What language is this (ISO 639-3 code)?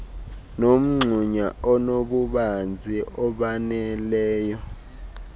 xho